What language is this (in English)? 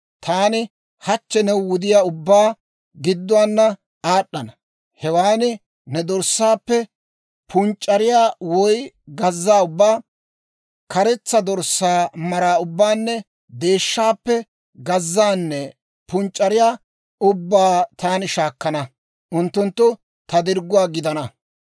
Dawro